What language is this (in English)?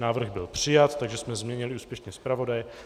Czech